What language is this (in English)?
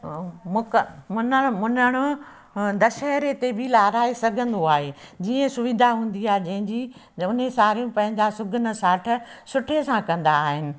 Sindhi